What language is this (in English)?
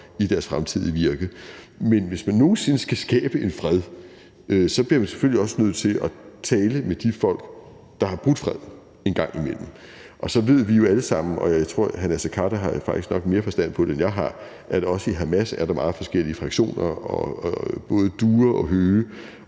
Danish